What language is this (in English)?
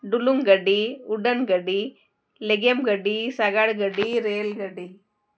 Santali